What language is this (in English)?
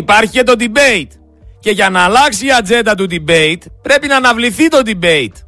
Greek